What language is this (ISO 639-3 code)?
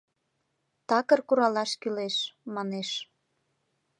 chm